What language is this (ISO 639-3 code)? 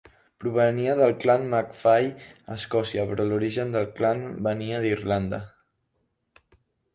cat